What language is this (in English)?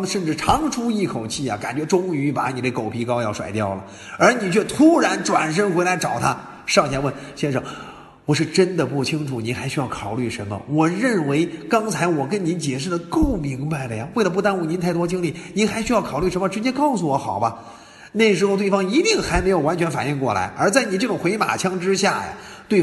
Chinese